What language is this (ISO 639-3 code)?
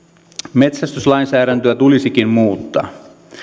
fin